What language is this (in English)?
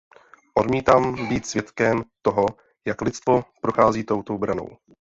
Czech